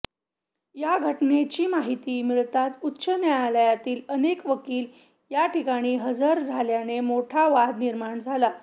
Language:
Marathi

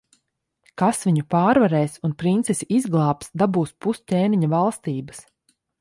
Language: Latvian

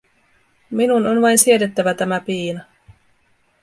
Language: Finnish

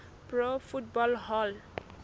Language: Southern Sotho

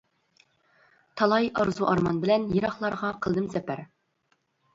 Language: Uyghur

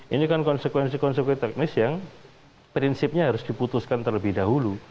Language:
Indonesian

